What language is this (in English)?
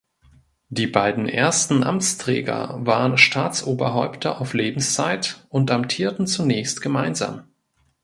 German